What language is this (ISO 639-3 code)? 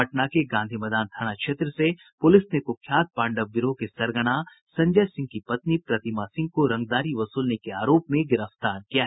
hin